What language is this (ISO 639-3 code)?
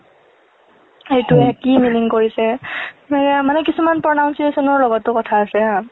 asm